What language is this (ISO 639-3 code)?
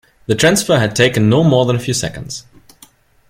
eng